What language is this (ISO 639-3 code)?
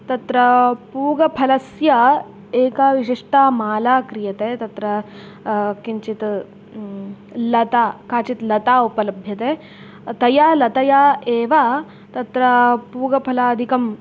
san